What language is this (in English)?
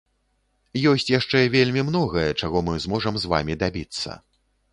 Belarusian